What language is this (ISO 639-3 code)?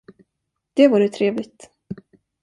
swe